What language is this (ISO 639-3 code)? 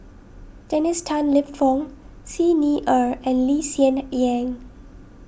eng